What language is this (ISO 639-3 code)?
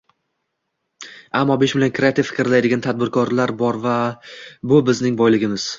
uzb